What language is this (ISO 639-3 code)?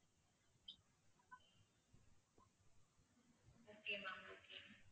tam